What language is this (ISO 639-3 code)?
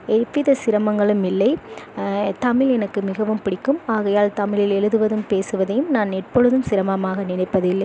tam